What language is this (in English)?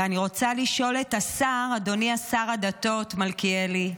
Hebrew